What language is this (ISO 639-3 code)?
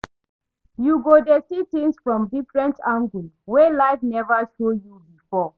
pcm